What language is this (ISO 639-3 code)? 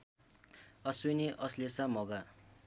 nep